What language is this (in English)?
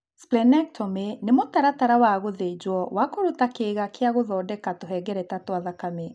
Kikuyu